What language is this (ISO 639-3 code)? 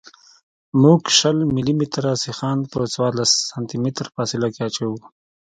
pus